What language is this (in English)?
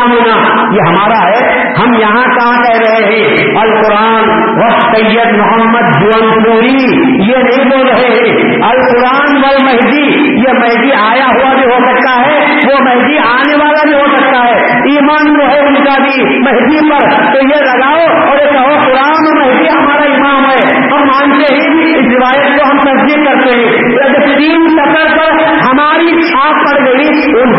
Urdu